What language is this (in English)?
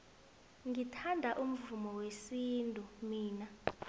South Ndebele